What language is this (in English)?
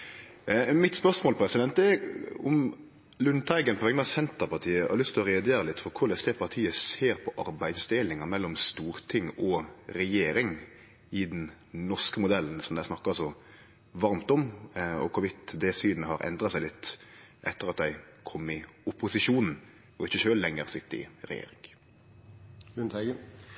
Norwegian Nynorsk